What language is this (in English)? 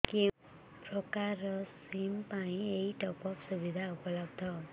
Odia